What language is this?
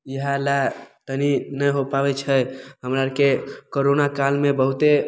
Maithili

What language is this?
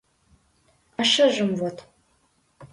Mari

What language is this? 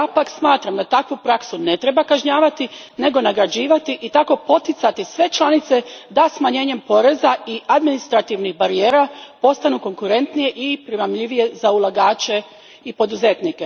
Croatian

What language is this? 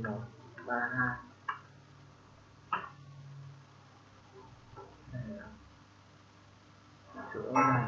Vietnamese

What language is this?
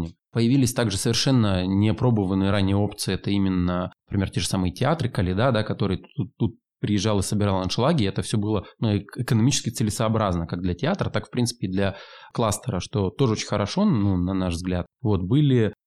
Russian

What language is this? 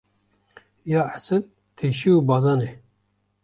Kurdish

